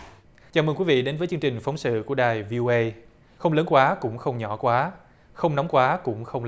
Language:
Vietnamese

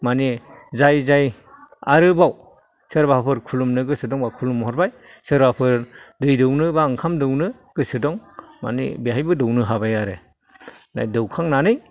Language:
Bodo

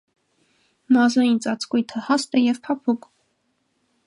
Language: Armenian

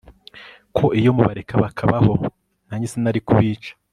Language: Kinyarwanda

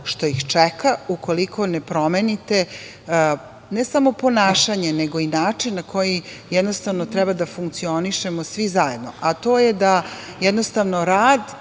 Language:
Serbian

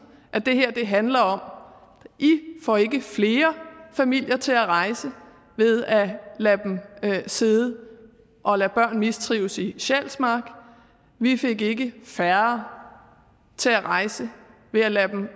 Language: Danish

